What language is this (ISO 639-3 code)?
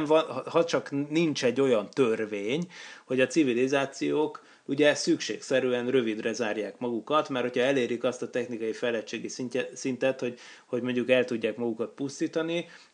hun